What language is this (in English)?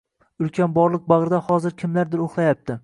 Uzbek